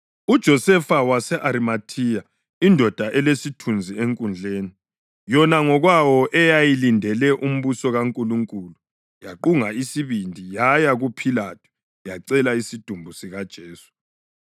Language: North Ndebele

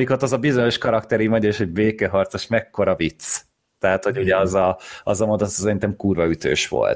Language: Hungarian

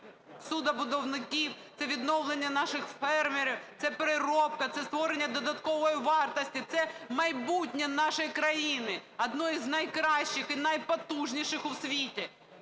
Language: Ukrainian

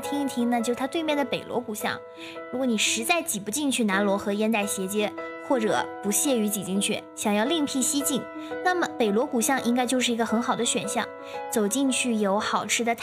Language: Chinese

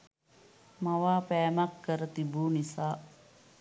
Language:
Sinhala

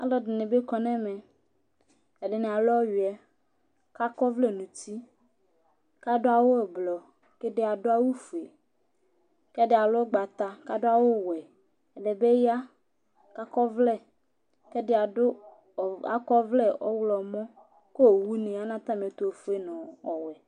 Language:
Ikposo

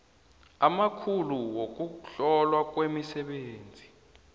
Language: South Ndebele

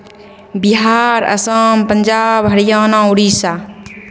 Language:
Maithili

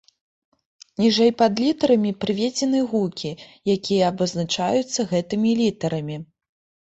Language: Belarusian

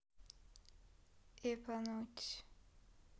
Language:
Russian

